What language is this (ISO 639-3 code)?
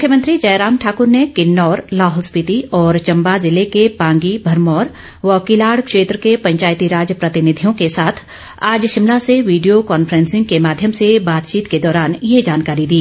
hin